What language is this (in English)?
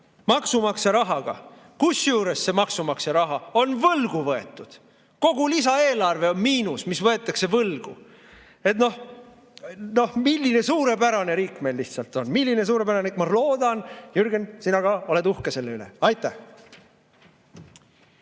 Estonian